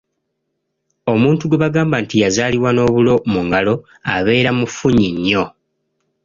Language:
Ganda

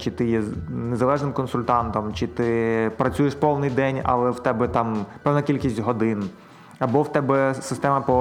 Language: Ukrainian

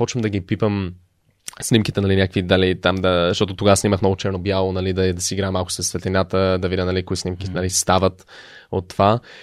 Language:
Bulgarian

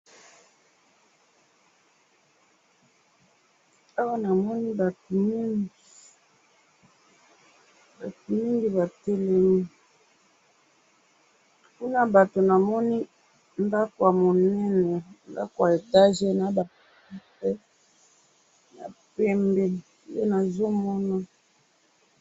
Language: Lingala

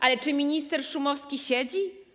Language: Polish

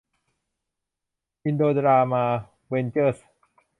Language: Thai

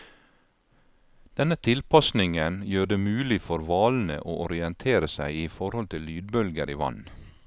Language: Norwegian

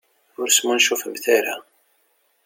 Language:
Kabyle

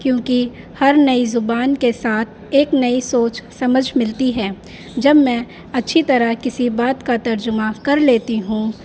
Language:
Urdu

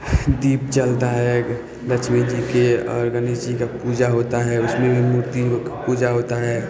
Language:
Maithili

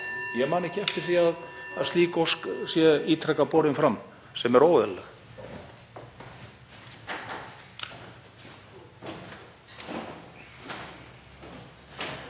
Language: Icelandic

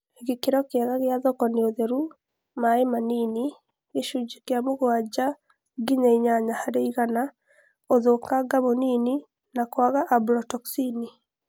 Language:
Kikuyu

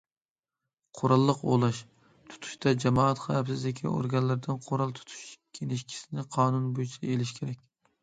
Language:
Uyghur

